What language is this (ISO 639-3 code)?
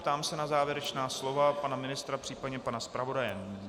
ces